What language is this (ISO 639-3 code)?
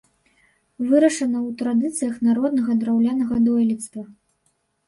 bel